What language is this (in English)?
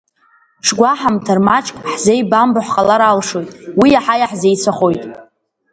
Abkhazian